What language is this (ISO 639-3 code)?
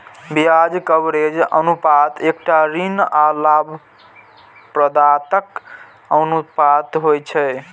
mai